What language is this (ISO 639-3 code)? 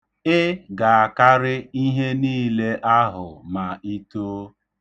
ibo